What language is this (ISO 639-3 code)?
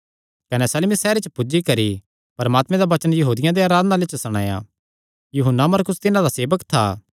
xnr